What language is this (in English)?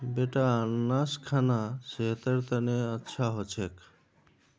Magahi